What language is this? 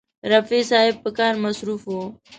Pashto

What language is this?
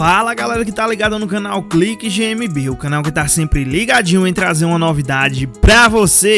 Portuguese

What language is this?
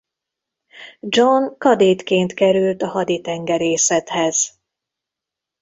Hungarian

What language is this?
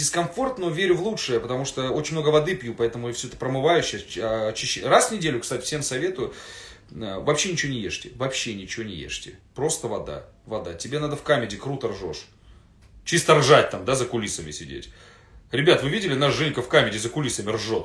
Russian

